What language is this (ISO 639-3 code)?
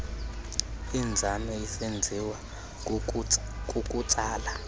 xho